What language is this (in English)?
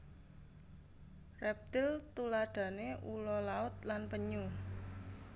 Javanese